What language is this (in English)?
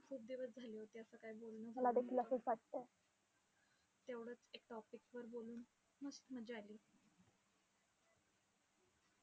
Marathi